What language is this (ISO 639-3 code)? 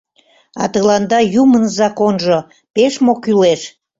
chm